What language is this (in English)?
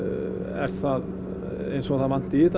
Icelandic